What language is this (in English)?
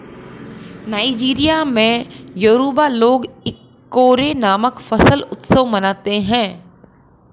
Hindi